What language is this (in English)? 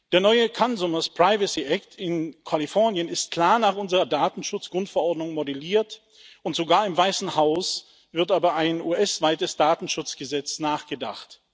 German